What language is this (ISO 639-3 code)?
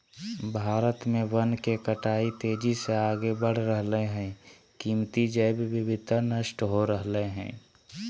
mag